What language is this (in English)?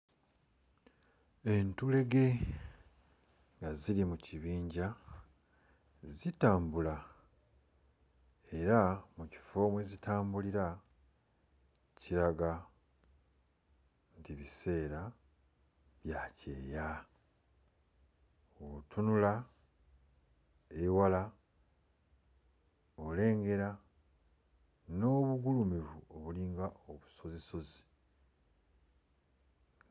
Ganda